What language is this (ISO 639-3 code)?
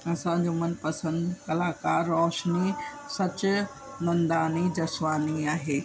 snd